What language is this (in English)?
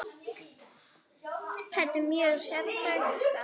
Icelandic